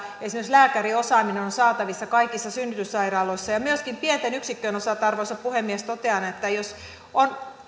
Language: Finnish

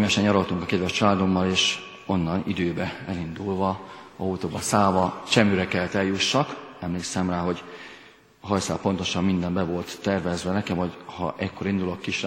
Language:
Hungarian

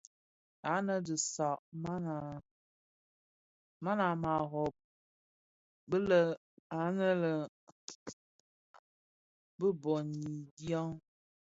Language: Bafia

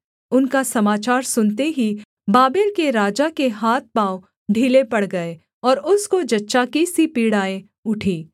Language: Hindi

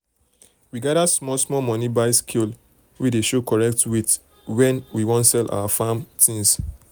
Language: Nigerian Pidgin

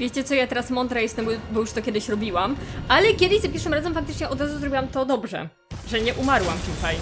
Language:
Polish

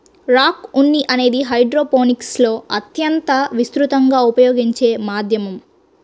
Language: Telugu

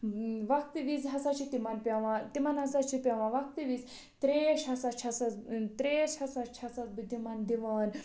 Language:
Kashmiri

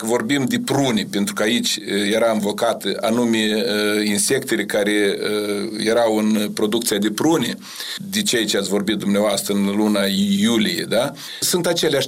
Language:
Romanian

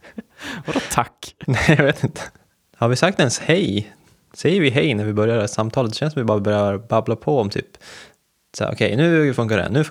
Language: Swedish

